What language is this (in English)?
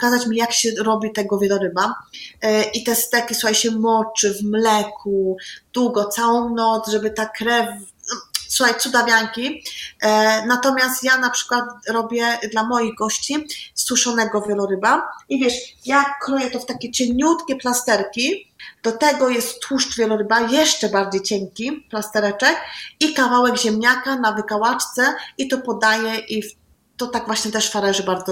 Polish